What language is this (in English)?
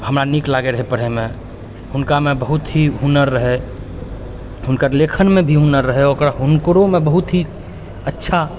Maithili